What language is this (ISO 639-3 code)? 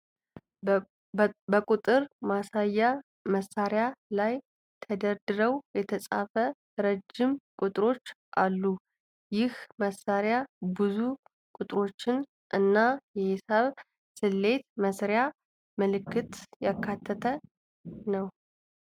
amh